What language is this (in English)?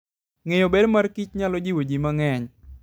Luo (Kenya and Tanzania)